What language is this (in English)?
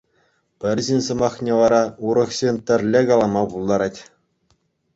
Chuvash